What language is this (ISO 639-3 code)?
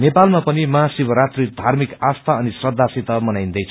nep